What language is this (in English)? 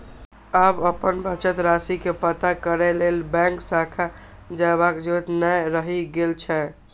Maithili